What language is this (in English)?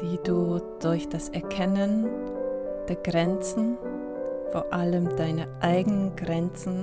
German